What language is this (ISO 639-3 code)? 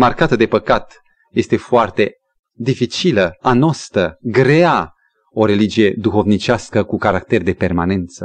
ron